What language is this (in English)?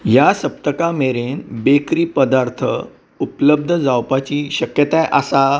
Konkani